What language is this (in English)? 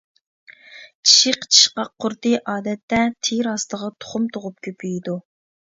Uyghur